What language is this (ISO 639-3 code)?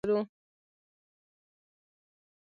pus